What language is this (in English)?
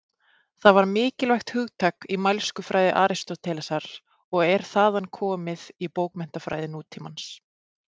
Icelandic